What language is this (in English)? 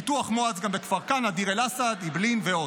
Hebrew